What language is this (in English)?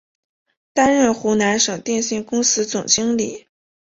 Chinese